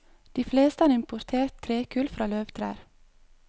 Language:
Norwegian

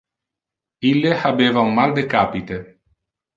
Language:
Interlingua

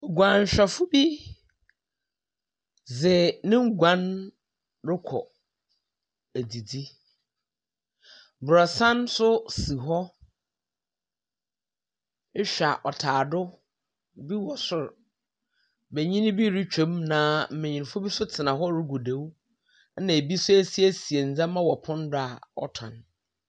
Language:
Akan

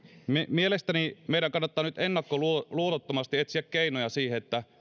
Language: Finnish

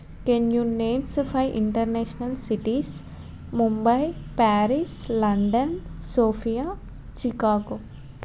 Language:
Telugu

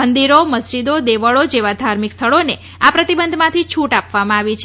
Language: Gujarati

